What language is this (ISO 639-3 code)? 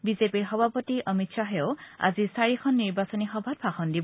asm